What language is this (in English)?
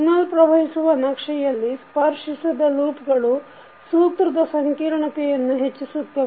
Kannada